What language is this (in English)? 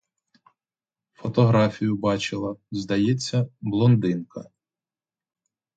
Ukrainian